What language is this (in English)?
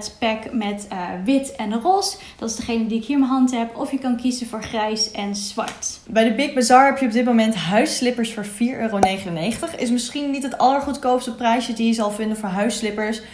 Dutch